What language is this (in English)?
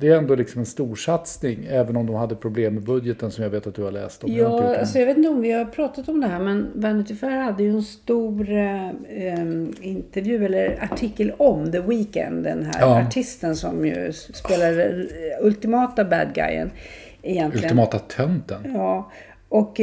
Swedish